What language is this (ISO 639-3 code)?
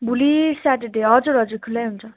nep